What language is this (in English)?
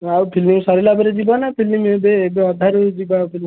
Odia